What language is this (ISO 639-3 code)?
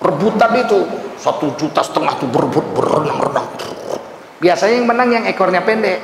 ind